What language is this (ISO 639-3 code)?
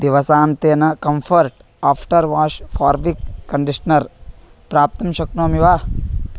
san